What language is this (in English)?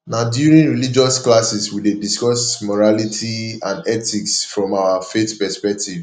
Nigerian Pidgin